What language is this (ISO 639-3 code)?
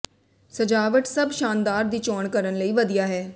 pan